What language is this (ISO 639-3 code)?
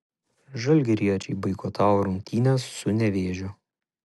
lit